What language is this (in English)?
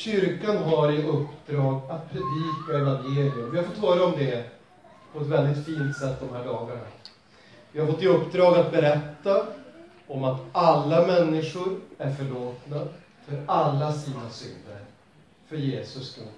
Swedish